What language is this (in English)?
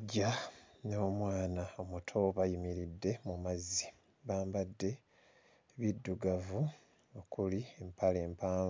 Ganda